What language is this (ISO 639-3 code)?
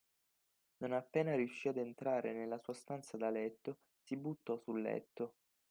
ita